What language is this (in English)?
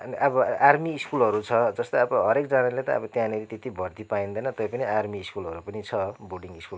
Nepali